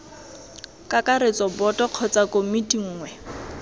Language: Tswana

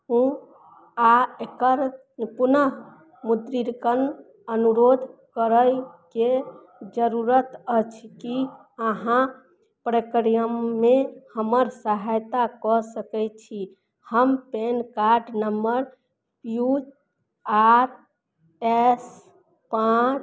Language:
Maithili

